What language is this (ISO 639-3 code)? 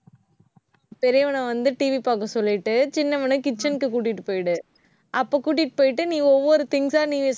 tam